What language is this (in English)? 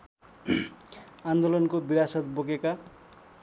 Nepali